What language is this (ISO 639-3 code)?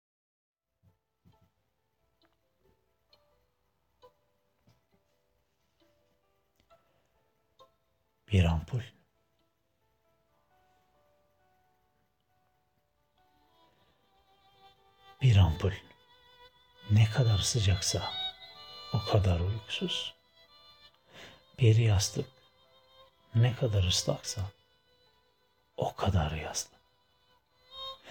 tur